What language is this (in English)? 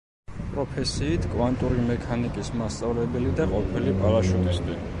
Georgian